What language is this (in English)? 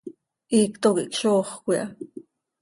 Seri